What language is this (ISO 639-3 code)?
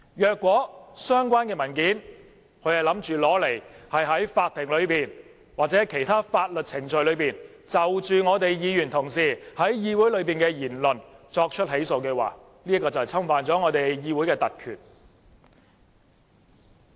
yue